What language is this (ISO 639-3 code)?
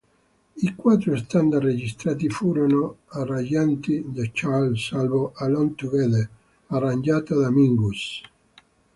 ita